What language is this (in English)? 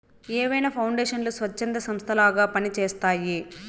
Telugu